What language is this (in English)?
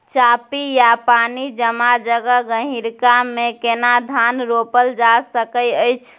Maithili